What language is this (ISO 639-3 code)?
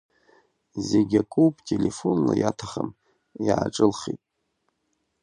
abk